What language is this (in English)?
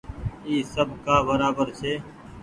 Goaria